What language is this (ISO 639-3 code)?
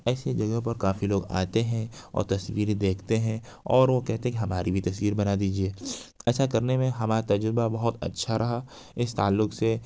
urd